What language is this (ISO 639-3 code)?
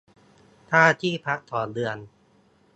tha